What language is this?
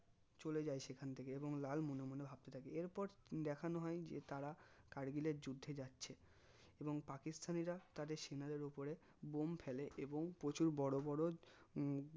Bangla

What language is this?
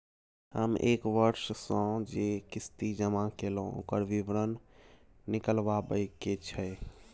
Maithili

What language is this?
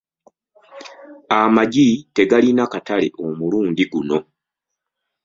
Ganda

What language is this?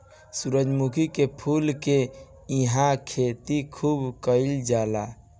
Bhojpuri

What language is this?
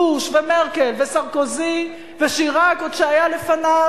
Hebrew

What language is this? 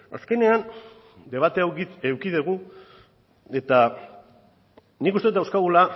Basque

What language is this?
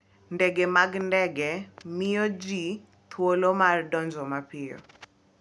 Luo (Kenya and Tanzania)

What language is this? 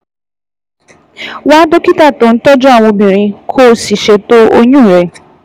Yoruba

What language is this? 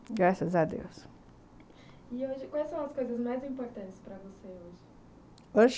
Portuguese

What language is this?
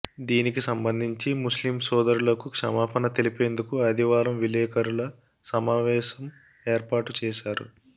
Telugu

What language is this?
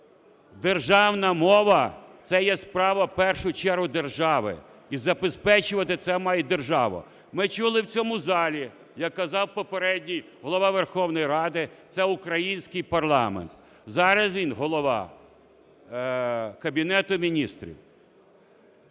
Ukrainian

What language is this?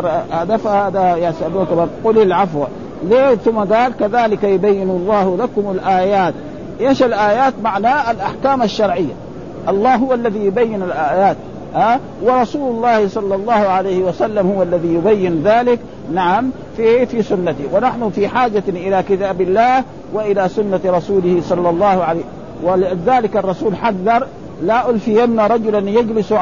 Arabic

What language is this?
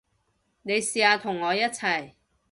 Cantonese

